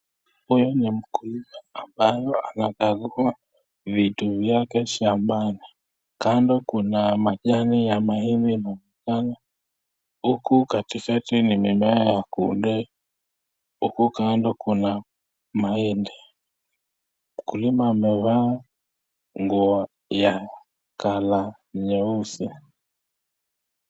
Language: Swahili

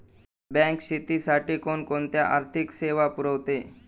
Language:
Marathi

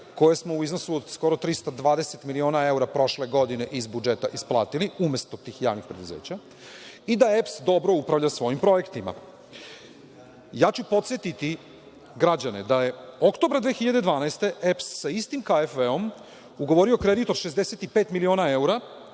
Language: Serbian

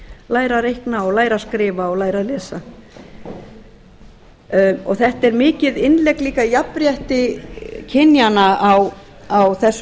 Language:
Icelandic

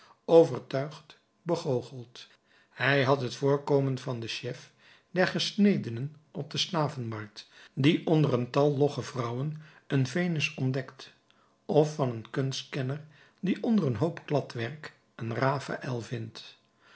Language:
Dutch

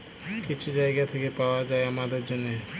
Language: Bangla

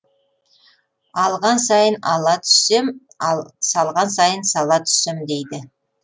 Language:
Kazakh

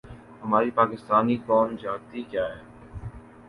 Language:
Urdu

